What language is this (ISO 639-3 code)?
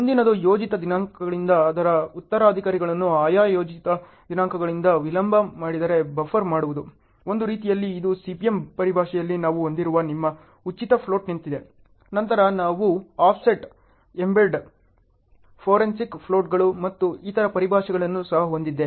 kan